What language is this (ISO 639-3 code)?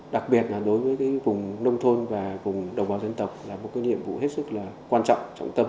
vie